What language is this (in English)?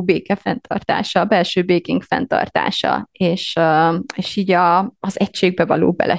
Hungarian